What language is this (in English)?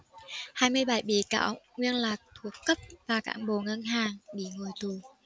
Vietnamese